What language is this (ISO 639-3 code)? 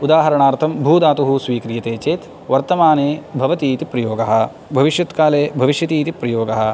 san